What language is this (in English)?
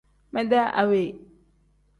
Tem